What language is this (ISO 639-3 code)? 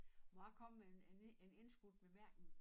dan